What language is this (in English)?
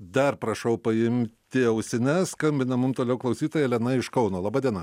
Lithuanian